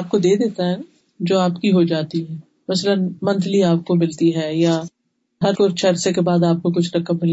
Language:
Urdu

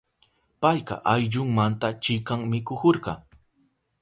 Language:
Southern Pastaza Quechua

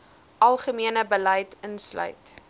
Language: Afrikaans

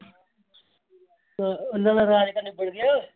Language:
Punjabi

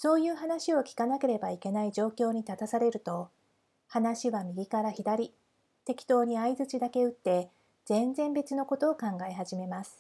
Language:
Japanese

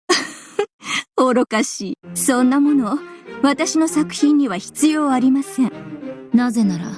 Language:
Japanese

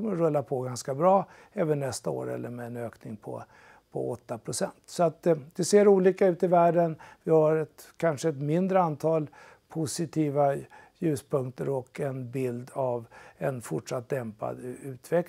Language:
Swedish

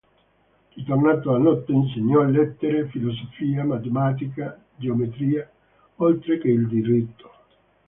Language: Italian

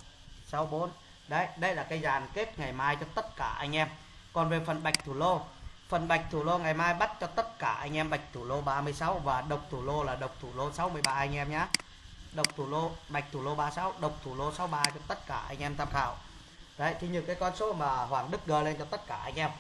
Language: Vietnamese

